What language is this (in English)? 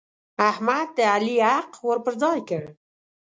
Pashto